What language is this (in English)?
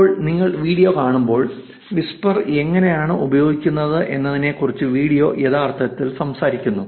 Malayalam